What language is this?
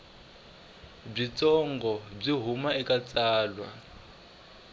Tsonga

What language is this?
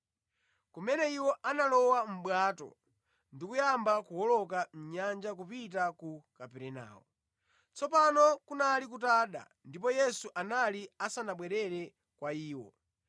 Nyanja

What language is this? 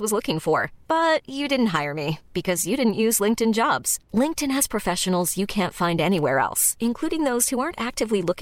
Swedish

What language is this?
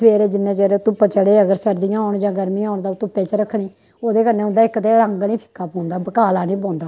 Dogri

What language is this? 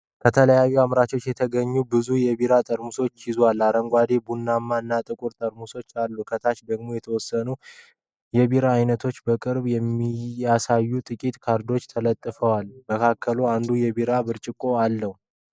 Amharic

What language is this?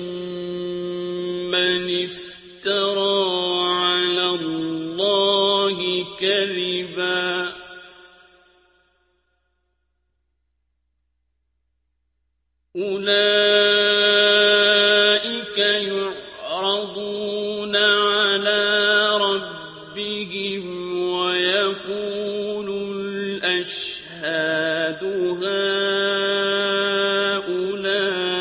Arabic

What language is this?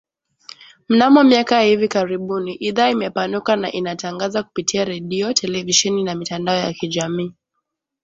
Swahili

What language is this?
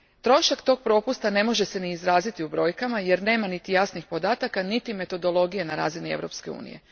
Croatian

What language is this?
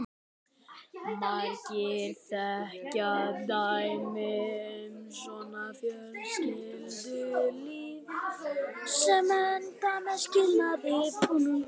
Icelandic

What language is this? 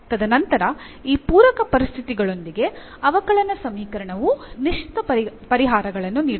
Kannada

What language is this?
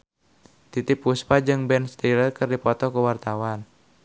Sundanese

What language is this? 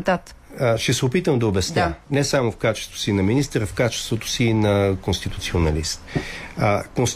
Bulgarian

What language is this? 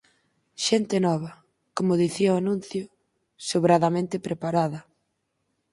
Galician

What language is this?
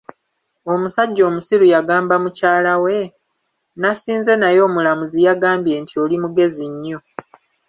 Ganda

